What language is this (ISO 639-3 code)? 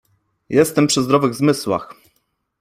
pol